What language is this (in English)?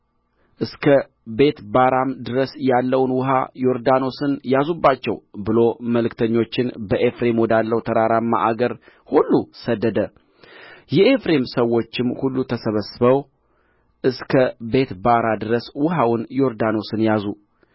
Amharic